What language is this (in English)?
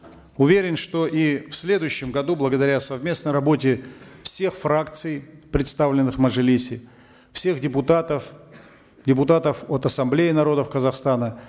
Kazakh